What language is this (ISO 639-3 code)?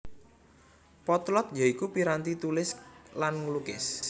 jav